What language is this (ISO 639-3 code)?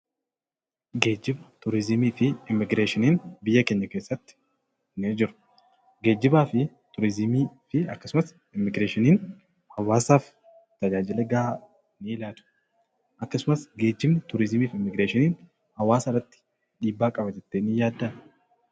orm